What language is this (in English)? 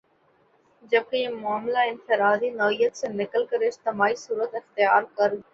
Urdu